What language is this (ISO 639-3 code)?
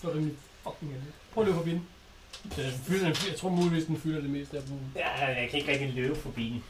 dan